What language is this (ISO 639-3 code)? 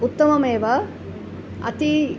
san